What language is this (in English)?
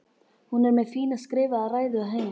Icelandic